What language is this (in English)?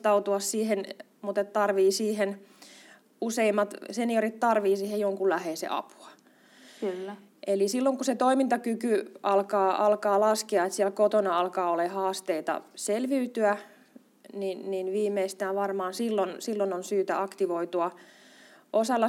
Finnish